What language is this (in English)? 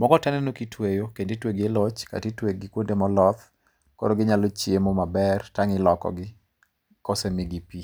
Luo (Kenya and Tanzania)